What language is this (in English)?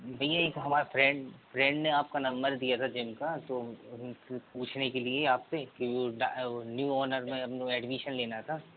Hindi